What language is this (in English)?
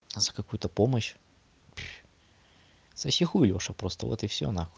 Russian